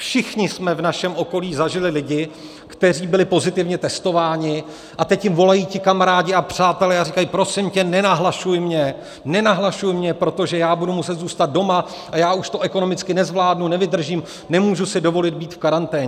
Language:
Czech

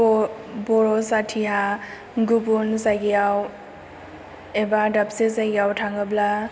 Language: Bodo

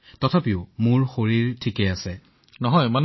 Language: Assamese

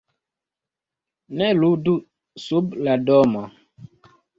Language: Esperanto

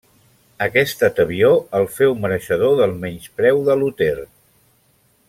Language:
Catalan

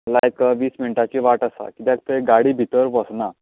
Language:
Konkani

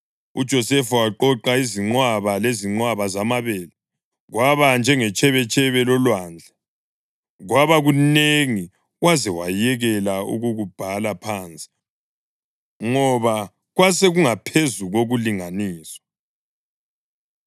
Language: North Ndebele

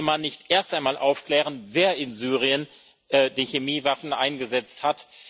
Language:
German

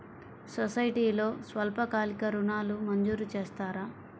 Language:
Telugu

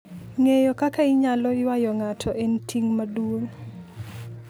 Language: Luo (Kenya and Tanzania)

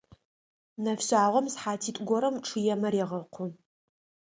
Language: Adyghe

